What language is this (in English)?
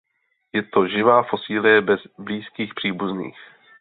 Czech